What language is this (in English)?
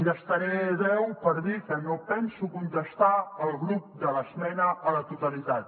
Catalan